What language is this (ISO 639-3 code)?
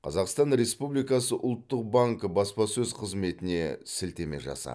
kaz